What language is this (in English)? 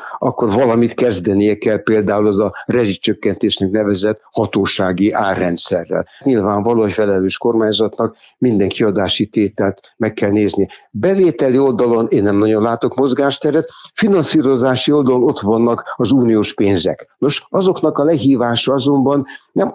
Hungarian